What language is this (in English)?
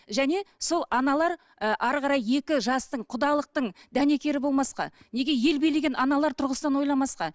Kazakh